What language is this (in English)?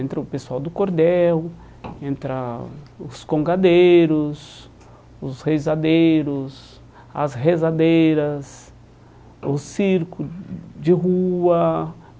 Portuguese